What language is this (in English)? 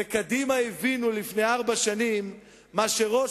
Hebrew